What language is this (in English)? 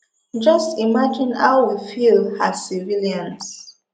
Nigerian Pidgin